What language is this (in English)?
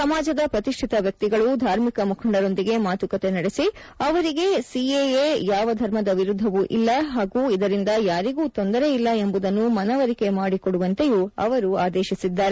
Kannada